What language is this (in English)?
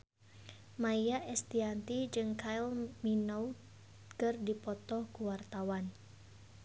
Sundanese